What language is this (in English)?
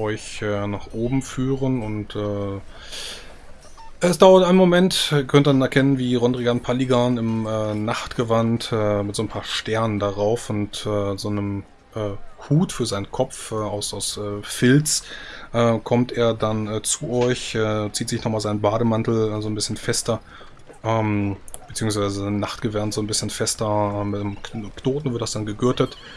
German